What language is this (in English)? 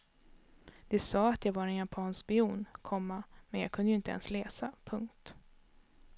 Swedish